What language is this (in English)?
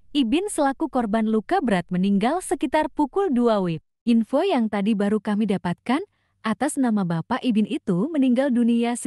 Indonesian